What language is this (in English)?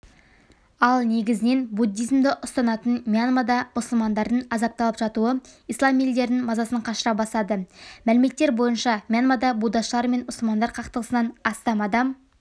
Kazakh